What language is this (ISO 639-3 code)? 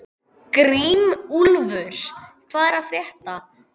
isl